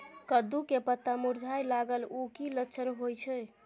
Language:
Maithili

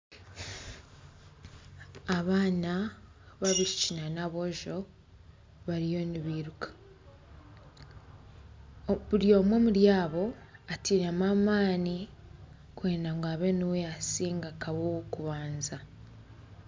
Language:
Nyankole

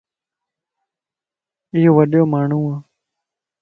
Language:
Lasi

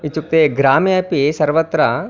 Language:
Sanskrit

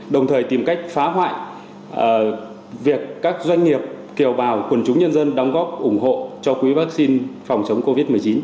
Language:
Vietnamese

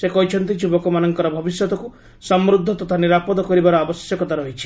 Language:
Odia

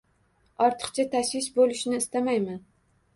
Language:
Uzbek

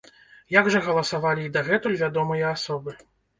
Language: Belarusian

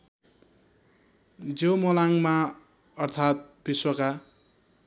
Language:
Nepali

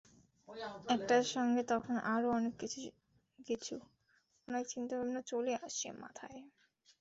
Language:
Bangla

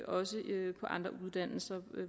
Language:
Danish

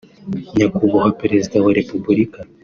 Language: Kinyarwanda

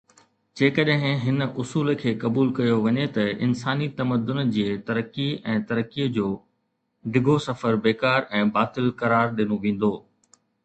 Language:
Sindhi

